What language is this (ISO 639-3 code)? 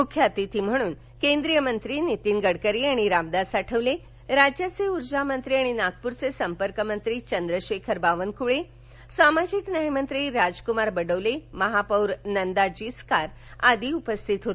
mar